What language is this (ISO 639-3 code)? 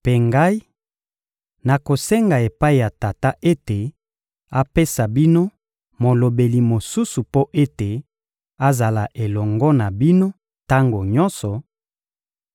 lin